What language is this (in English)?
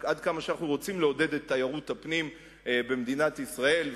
Hebrew